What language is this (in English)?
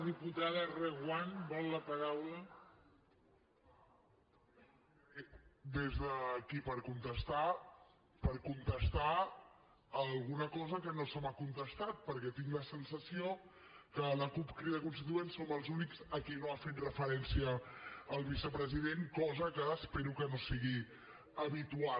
Catalan